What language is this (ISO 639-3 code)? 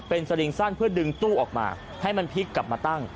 tha